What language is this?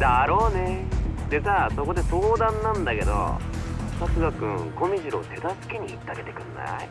Japanese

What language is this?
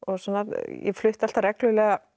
Icelandic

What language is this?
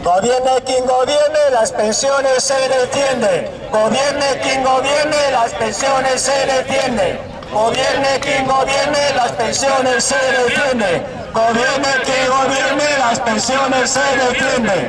Spanish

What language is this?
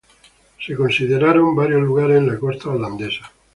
Spanish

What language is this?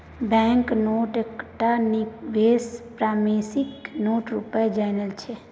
Maithili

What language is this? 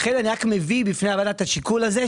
Hebrew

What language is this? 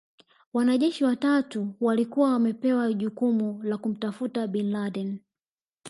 Swahili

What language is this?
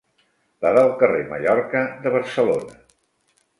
Catalan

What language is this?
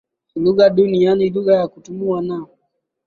Swahili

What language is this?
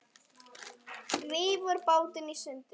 Icelandic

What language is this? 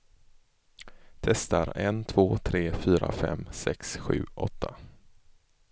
Swedish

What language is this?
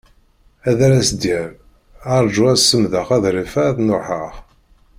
Kabyle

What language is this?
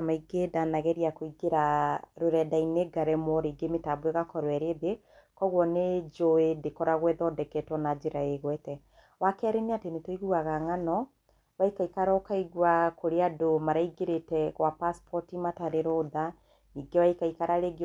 Kikuyu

